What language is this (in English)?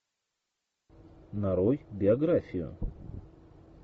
Russian